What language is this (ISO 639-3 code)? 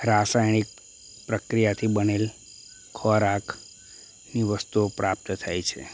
guj